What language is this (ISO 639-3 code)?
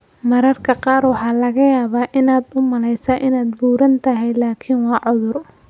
som